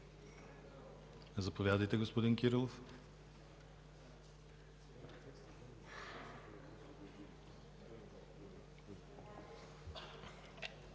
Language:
Bulgarian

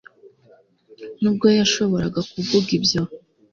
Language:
Kinyarwanda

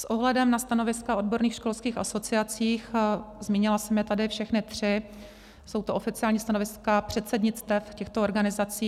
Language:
Czech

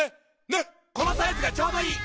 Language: Japanese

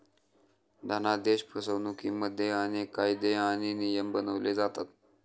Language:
Marathi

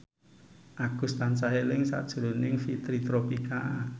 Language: Javanese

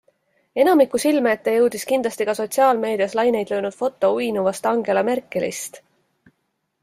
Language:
Estonian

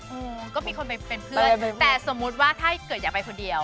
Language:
Thai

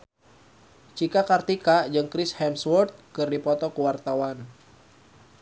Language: Sundanese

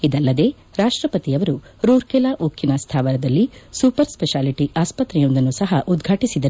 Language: Kannada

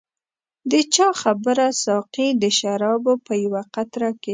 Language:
Pashto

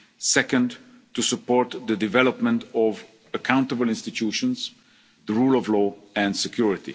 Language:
English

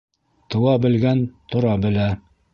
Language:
Bashkir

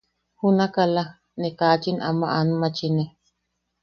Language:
Yaqui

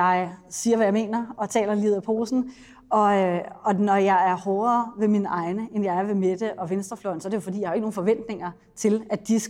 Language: Danish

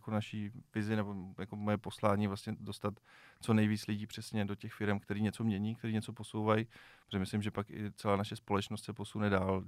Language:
Czech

